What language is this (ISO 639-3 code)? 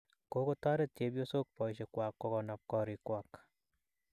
kln